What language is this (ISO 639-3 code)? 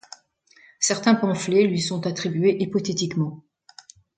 fra